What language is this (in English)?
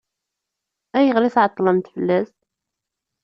Kabyle